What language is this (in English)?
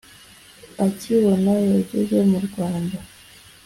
Kinyarwanda